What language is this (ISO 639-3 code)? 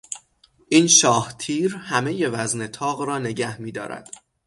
fas